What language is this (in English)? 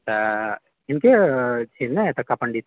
Maithili